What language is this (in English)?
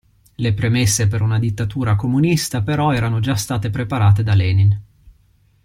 Italian